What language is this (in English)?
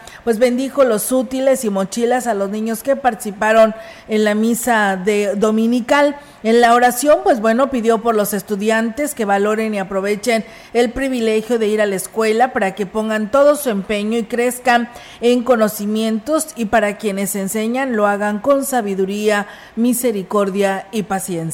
Spanish